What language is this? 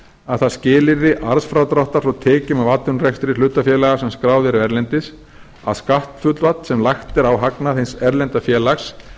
Icelandic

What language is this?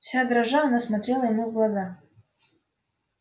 Russian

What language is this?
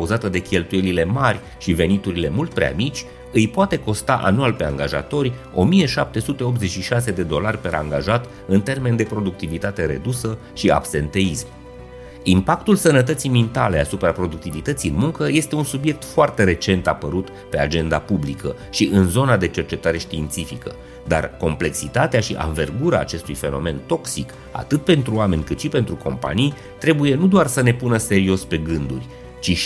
Romanian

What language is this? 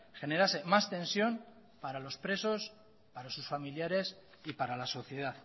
Spanish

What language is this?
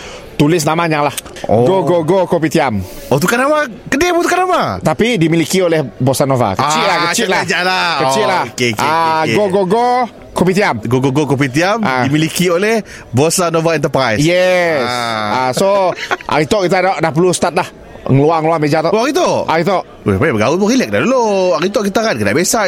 Malay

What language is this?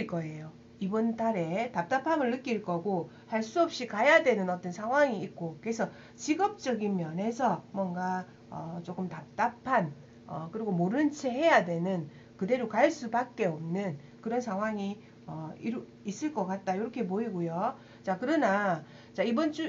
Korean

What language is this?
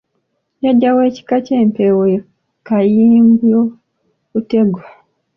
Ganda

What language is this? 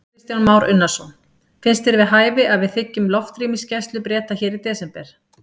Icelandic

